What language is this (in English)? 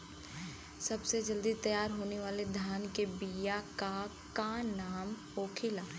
Bhojpuri